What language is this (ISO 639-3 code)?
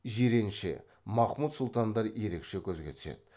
kaz